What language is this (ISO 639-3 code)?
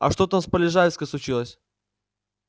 rus